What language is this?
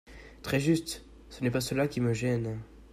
French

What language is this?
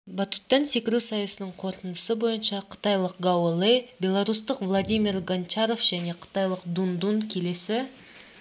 Kazakh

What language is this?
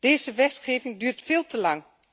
Dutch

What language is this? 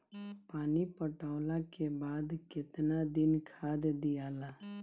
Bhojpuri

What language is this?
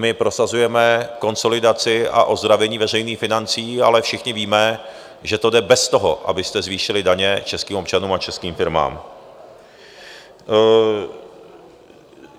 Czech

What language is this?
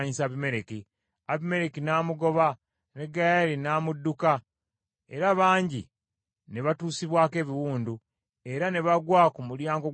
Ganda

